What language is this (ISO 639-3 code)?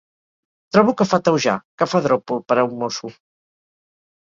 cat